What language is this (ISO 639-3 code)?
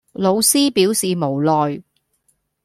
yue